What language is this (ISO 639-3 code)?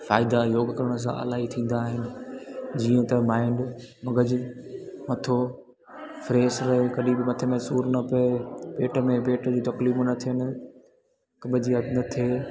snd